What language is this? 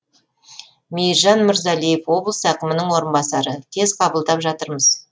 Kazakh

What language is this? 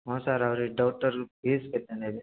Odia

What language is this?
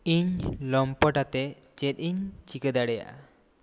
Santali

